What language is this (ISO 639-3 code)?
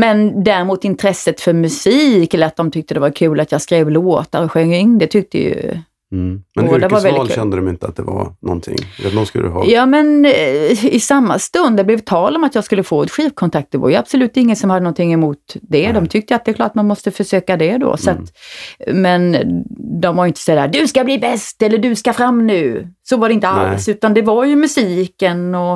swe